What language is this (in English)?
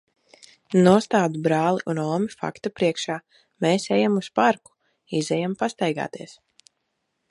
Latvian